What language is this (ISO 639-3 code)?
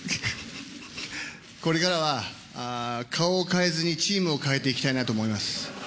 jpn